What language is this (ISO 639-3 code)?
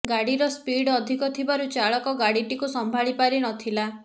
ori